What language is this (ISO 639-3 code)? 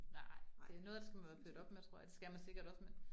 dan